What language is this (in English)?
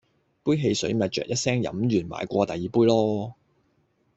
Cantonese